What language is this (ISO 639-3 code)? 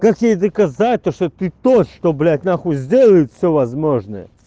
rus